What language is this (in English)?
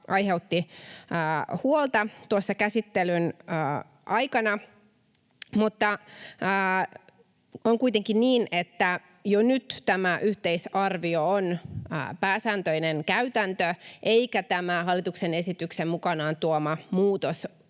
Finnish